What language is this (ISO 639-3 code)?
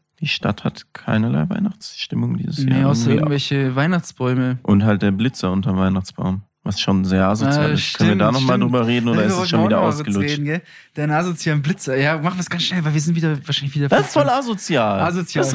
deu